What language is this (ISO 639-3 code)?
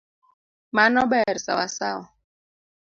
luo